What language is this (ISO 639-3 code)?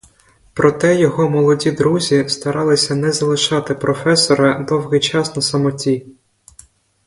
ukr